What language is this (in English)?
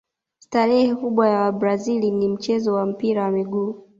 Swahili